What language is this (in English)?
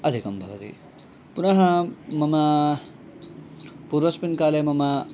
Sanskrit